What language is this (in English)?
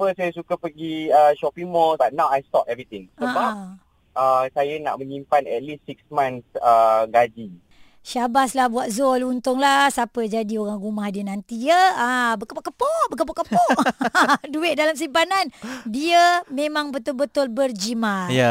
Malay